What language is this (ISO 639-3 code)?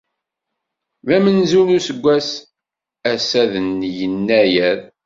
kab